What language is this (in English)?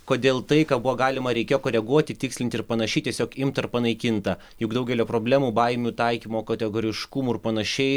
Lithuanian